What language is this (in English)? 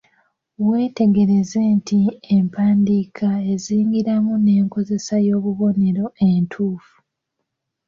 Ganda